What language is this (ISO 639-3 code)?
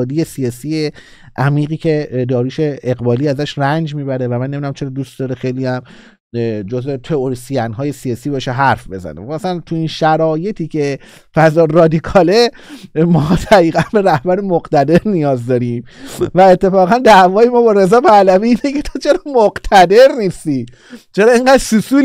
fas